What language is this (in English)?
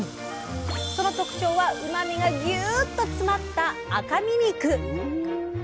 Japanese